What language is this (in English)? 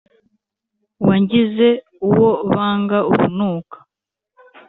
Kinyarwanda